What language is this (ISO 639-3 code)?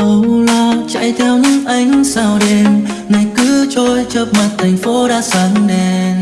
vie